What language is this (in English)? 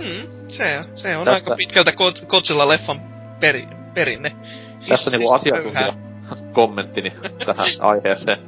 Finnish